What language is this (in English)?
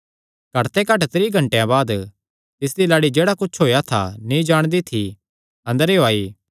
Kangri